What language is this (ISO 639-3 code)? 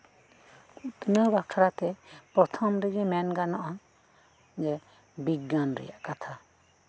sat